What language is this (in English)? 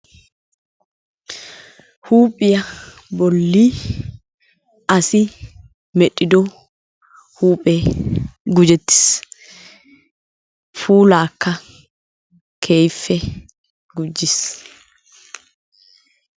Wolaytta